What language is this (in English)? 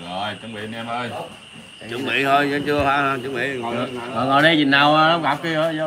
Vietnamese